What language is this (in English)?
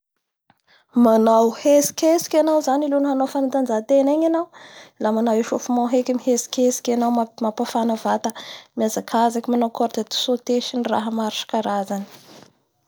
Bara Malagasy